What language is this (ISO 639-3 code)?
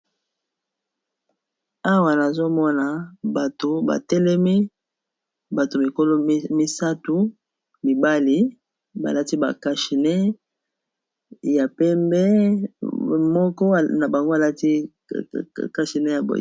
lin